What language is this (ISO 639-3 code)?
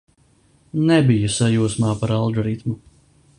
lav